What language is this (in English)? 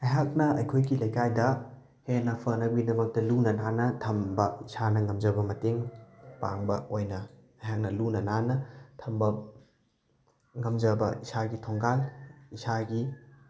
Manipuri